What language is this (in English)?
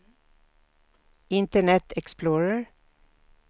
Swedish